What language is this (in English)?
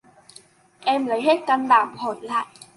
Vietnamese